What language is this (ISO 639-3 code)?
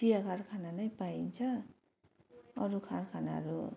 nep